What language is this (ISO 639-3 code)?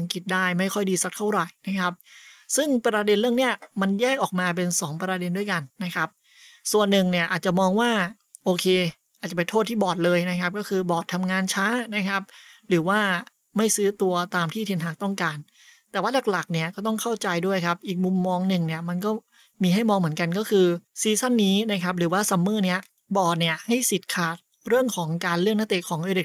tha